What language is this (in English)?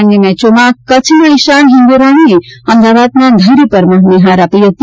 Gujarati